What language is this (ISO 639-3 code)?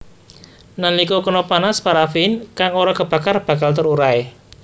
jav